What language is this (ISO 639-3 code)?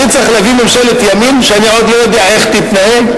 heb